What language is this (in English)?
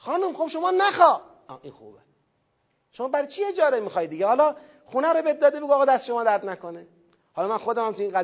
Persian